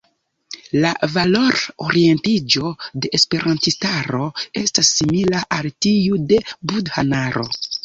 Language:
Esperanto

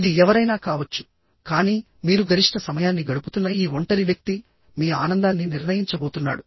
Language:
Telugu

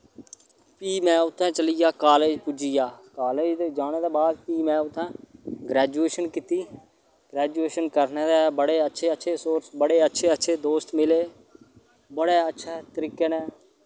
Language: Dogri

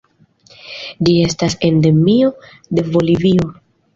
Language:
Esperanto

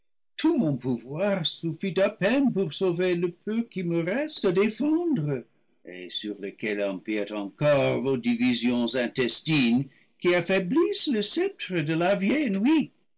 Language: French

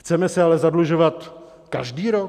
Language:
Czech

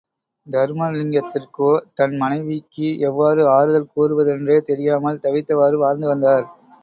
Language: Tamil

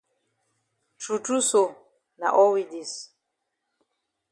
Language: Cameroon Pidgin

